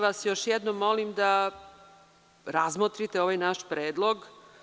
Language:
Serbian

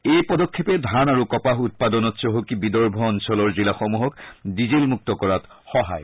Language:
Assamese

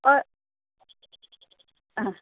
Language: Konkani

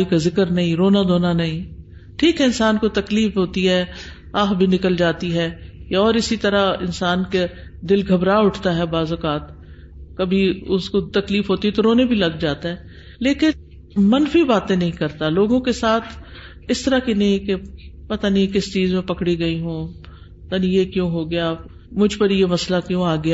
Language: Urdu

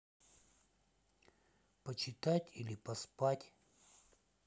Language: Russian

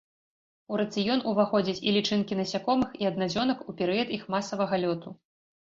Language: Belarusian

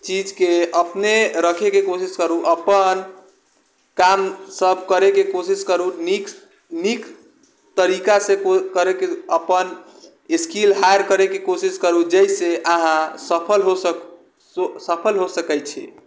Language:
Maithili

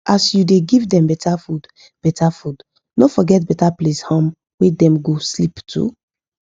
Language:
Nigerian Pidgin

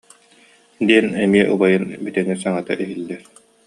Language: Yakut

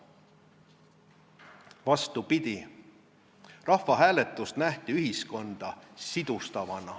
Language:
Estonian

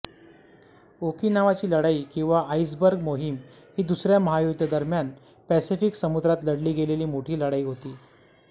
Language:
Marathi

